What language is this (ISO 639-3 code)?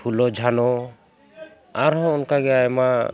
sat